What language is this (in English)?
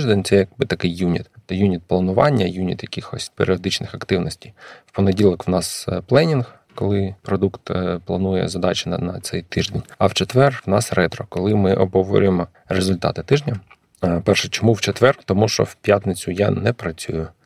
Ukrainian